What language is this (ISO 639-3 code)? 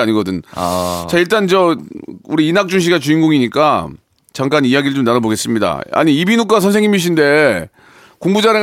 kor